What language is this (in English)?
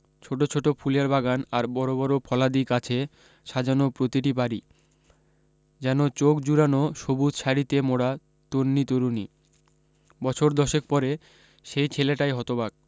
Bangla